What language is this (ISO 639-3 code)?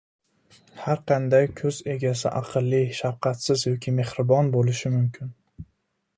uzb